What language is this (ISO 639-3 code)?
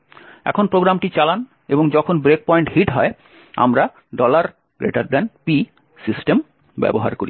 ben